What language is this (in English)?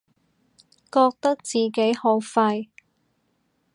Cantonese